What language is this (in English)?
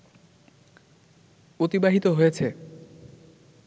Bangla